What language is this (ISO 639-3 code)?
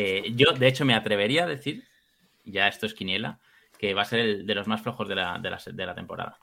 spa